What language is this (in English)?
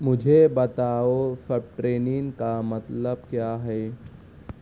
Urdu